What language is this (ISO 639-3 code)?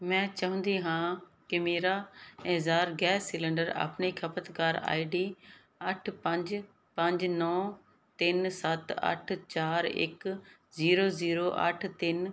pan